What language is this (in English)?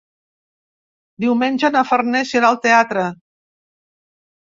Catalan